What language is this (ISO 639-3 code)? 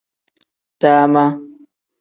kdh